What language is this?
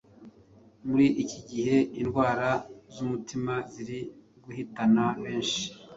Kinyarwanda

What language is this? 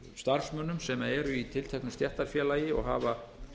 Icelandic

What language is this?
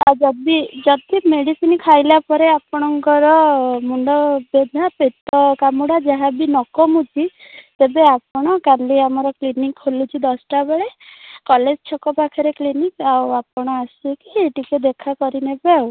Odia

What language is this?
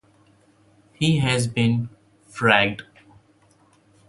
English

